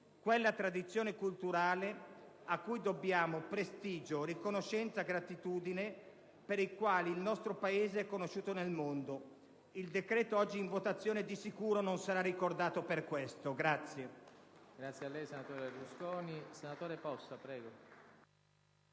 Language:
Italian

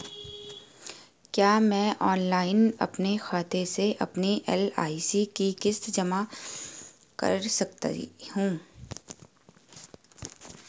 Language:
Hindi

